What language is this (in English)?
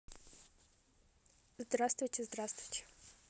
Russian